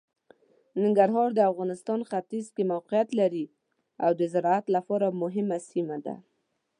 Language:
Pashto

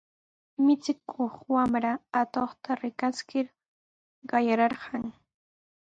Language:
Sihuas Ancash Quechua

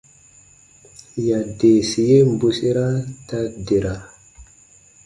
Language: Baatonum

